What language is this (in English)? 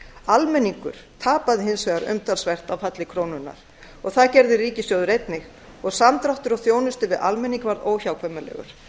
Icelandic